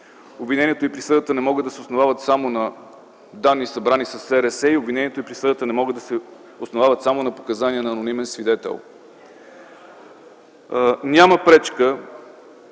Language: Bulgarian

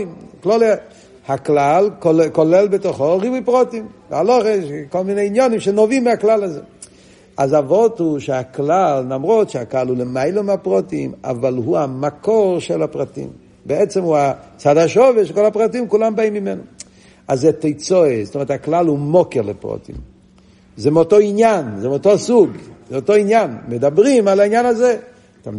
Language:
Hebrew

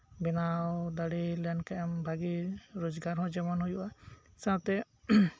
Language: Santali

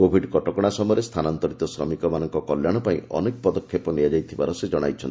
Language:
Odia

